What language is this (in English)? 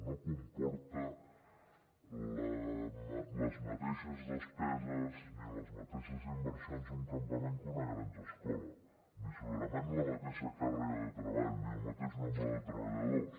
Catalan